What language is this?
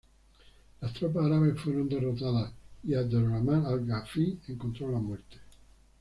Spanish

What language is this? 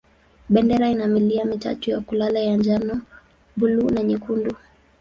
Swahili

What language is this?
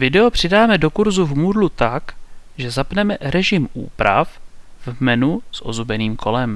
Czech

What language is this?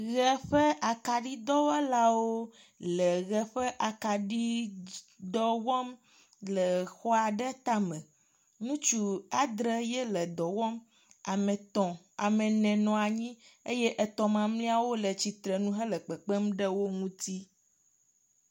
Ewe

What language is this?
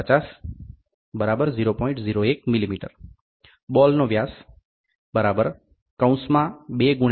Gujarati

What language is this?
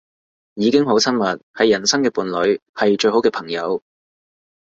Cantonese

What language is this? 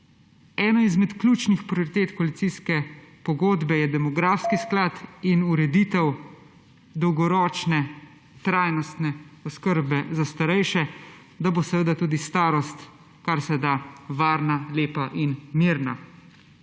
Slovenian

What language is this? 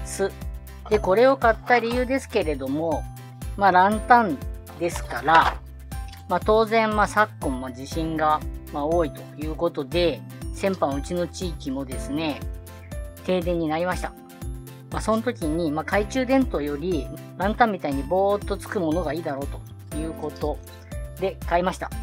Japanese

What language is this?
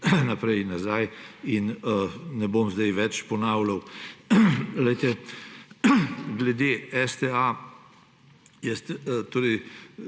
Slovenian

